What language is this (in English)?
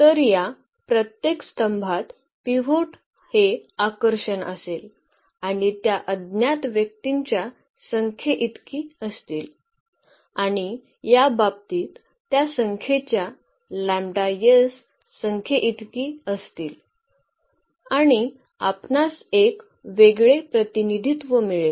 Marathi